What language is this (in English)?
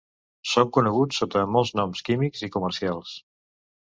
Catalan